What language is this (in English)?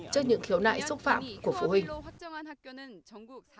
Vietnamese